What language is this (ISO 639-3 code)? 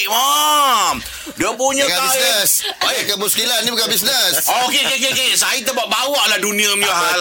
msa